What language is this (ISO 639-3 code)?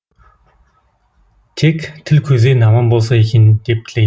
kaz